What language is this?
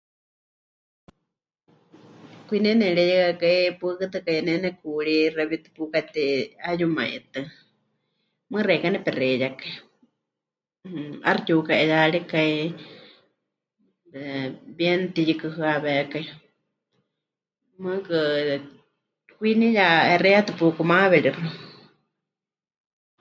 Huichol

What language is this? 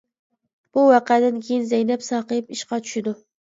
Uyghur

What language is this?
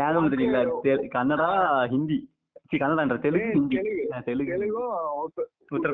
Tamil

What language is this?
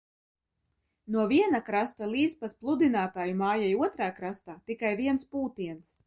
Latvian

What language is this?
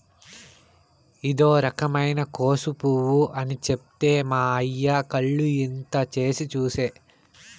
Telugu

